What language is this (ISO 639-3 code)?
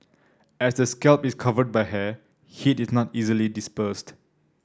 eng